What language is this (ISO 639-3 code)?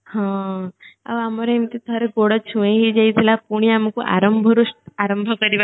ori